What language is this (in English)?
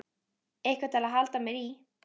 Icelandic